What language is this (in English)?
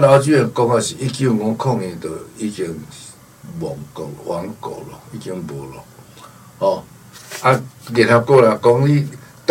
Chinese